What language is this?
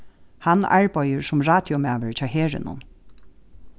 Faroese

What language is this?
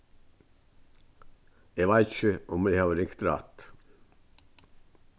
Faroese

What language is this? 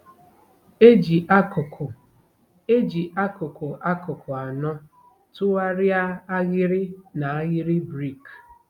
Igbo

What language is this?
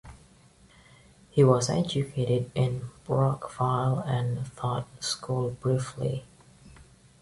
English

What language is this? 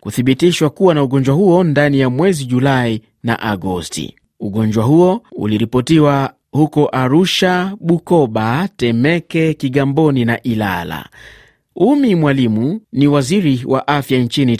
Swahili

